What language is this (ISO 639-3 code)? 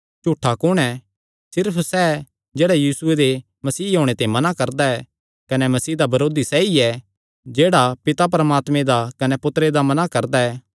xnr